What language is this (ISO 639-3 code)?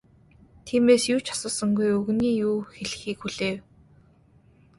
mon